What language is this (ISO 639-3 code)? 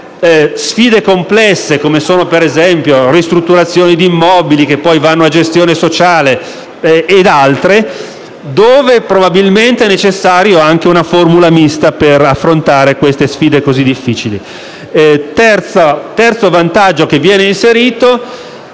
ita